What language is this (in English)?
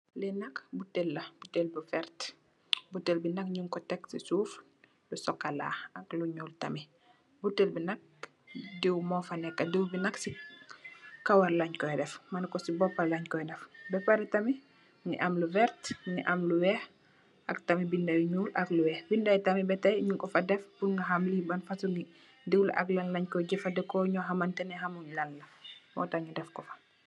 Wolof